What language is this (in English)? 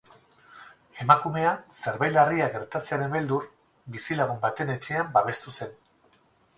Basque